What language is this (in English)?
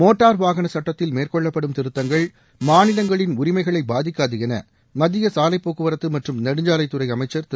Tamil